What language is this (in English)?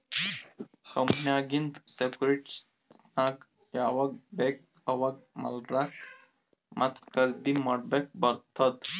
Kannada